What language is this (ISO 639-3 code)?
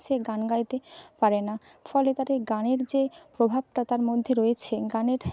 ben